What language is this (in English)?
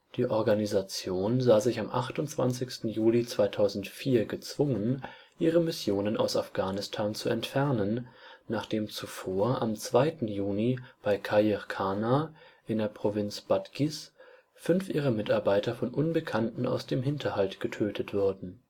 German